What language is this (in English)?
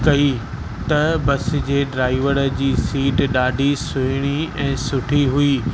Sindhi